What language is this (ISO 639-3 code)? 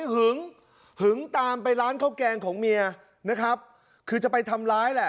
tha